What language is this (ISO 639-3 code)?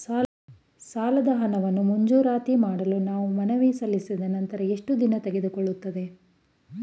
kan